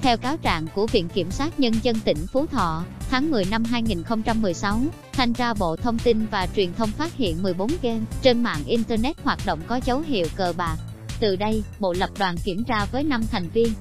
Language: Vietnamese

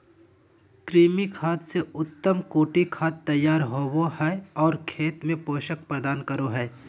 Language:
Magahi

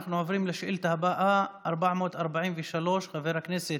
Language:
Hebrew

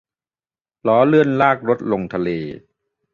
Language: Thai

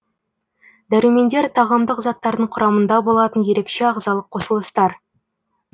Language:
Kazakh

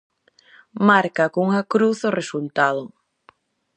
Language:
Galician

